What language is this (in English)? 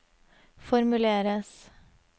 Norwegian